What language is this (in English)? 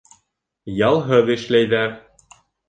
Bashkir